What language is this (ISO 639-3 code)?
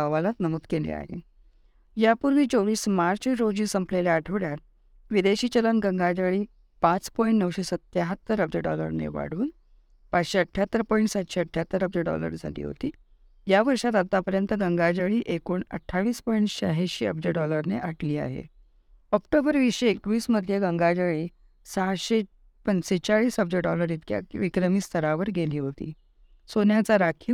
mar